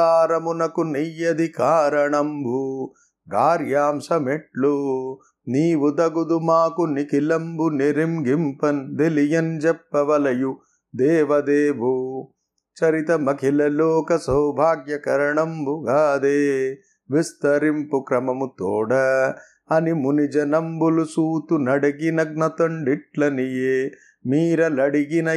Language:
Telugu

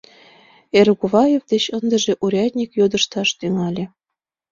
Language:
Mari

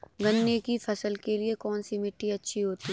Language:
Hindi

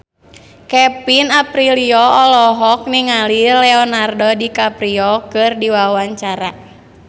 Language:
Sundanese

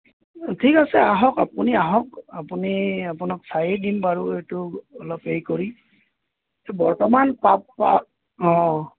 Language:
Assamese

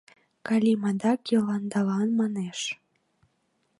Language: Mari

